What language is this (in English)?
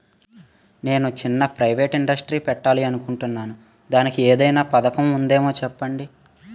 Telugu